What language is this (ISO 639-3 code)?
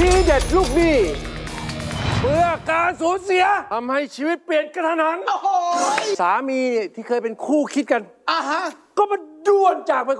tha